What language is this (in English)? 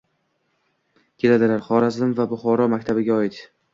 Uzbek